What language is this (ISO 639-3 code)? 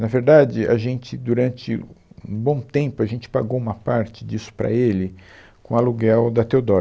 por